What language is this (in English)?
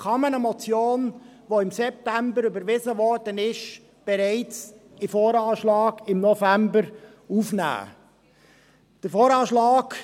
Swiss German